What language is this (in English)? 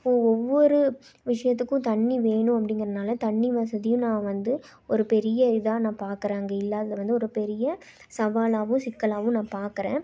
Tamil